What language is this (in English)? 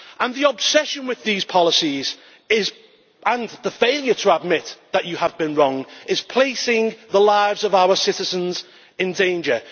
English